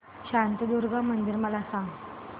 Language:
Marathi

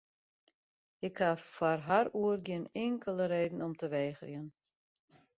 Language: Western Frisian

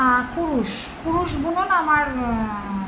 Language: Bangla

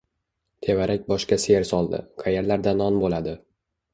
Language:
Uzbek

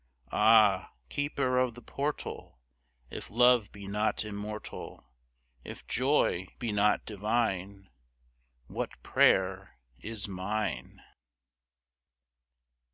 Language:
English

